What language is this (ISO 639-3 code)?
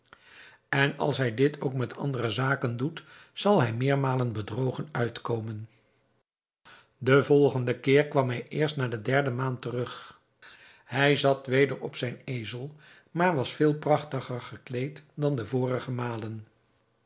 nld